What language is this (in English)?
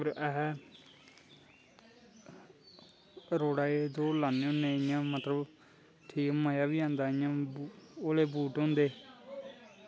Dogri